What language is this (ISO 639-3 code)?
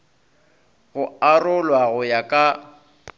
nso